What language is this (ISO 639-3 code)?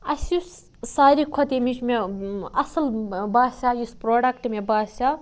kas